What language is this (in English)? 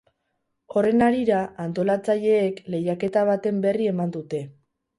Basque